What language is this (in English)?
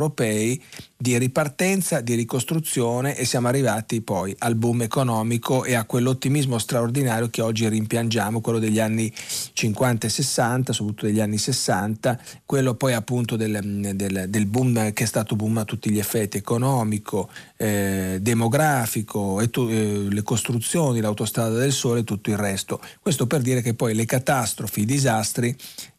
Italian